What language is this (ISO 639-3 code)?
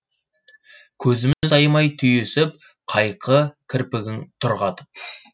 kaz